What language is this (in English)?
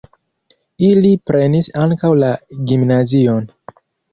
Esperanto